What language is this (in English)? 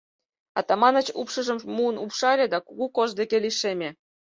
Mari